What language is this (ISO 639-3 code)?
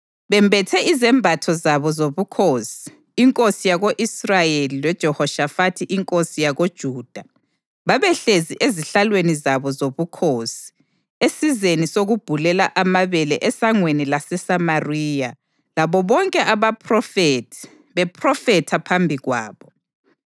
nde